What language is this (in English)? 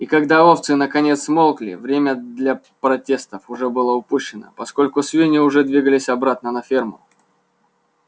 Russian